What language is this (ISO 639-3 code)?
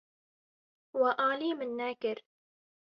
kur